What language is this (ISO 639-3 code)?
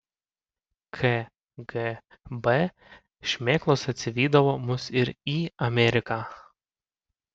lit